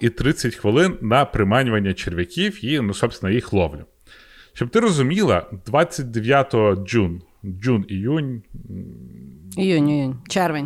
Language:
Ukrainian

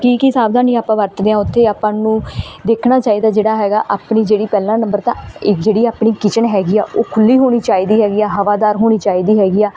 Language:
Punjabi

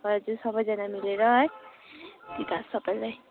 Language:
Nepali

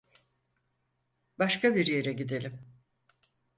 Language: Turkish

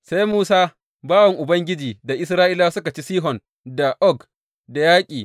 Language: Hausa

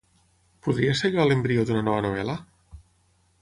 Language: Catalan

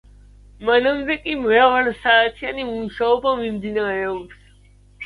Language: Georgian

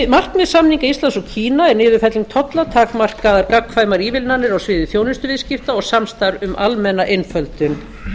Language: Icelandic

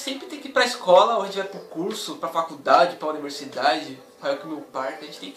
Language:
Portuguese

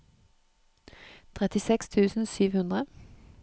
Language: Norwegian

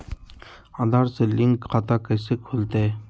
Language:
Magahi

